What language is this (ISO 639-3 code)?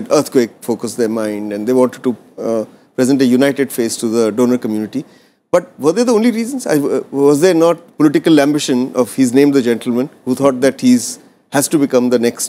eng